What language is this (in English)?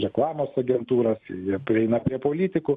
Lithuanian